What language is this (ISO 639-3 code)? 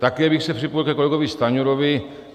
ces